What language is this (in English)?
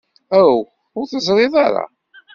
Kabyle